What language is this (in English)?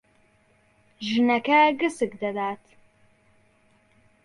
Central Kurdish